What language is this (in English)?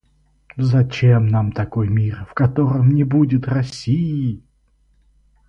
Russian